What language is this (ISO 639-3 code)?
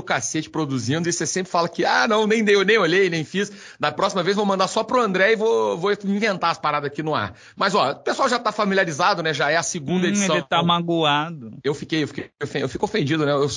por